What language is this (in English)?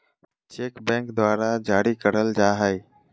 Magahi